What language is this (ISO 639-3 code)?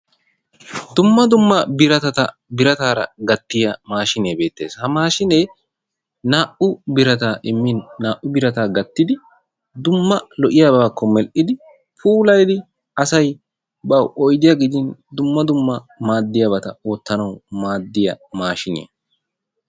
wal